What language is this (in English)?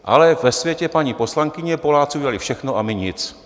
Czech